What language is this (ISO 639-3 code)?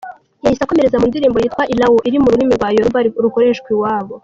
kin